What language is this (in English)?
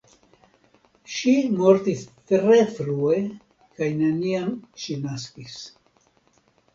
Esperanto